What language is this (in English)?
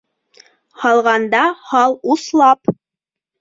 Bashkir